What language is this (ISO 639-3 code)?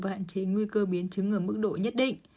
vie